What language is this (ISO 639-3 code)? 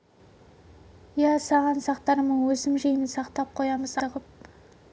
kaz